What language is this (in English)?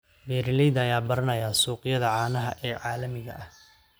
Somali